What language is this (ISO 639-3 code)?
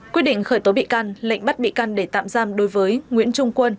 vie